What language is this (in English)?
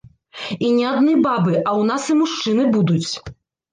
Belarusian